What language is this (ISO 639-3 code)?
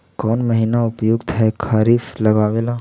mag